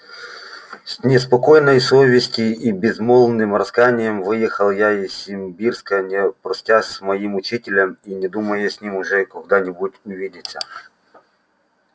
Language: Russian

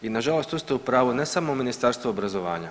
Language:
Croatian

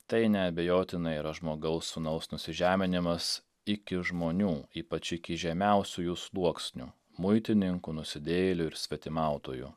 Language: Lithuanian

